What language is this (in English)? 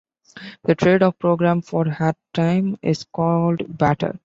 English